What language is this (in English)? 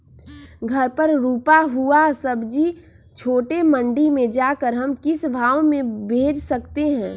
Magahi